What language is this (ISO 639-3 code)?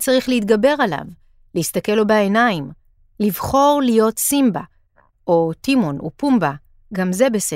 heb